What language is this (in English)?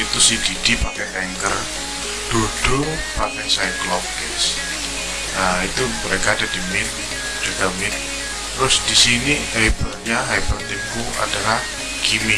Indonesian